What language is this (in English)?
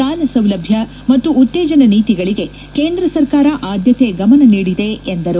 Kannada